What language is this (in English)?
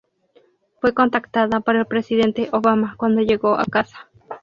Spanish